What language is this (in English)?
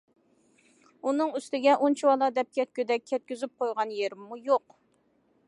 Uyghur